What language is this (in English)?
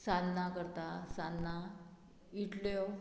Konkani